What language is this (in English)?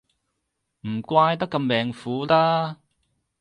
Cantonese